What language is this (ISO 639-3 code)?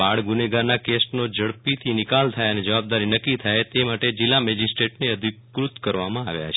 guj